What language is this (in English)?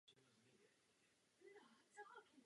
Czech